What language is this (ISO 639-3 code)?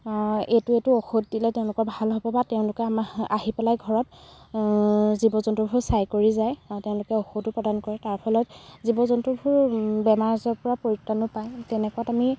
asm